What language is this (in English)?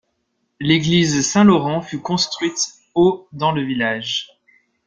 French